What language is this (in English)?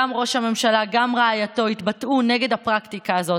Hebrew